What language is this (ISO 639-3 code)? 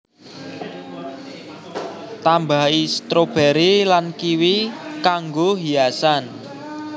jav